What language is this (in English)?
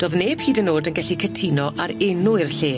Welsh